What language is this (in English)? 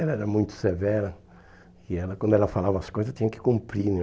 Portuguese